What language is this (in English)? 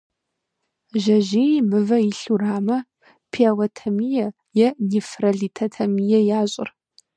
Kabardian